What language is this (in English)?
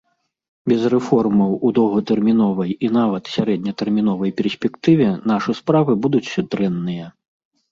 Belarusian